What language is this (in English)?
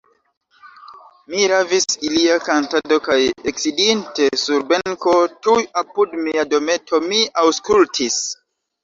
Esperanto